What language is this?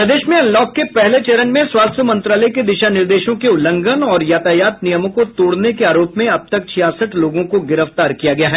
Hindi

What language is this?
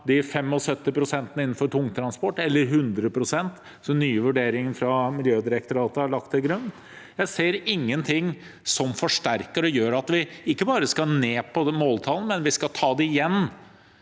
Norwegian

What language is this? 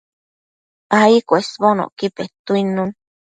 Matsés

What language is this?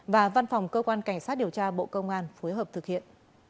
Vietnamese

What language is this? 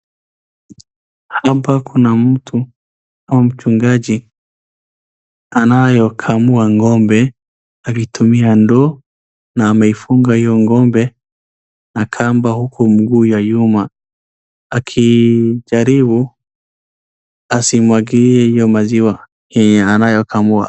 Swahili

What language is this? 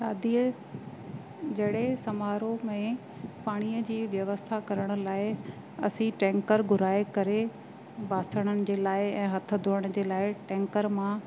Sindhi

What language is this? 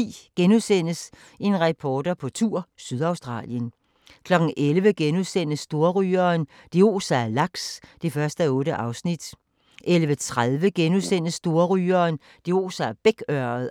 Danish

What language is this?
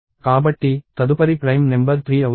Telugu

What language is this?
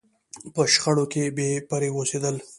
Pashto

